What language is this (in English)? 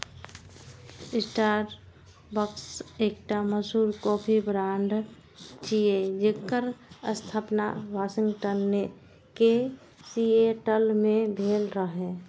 Maithili